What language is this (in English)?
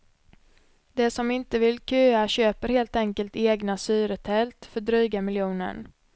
Swedish